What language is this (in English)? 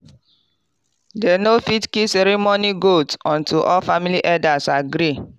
Nigerian Pidgin